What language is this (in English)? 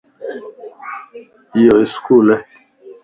Lasi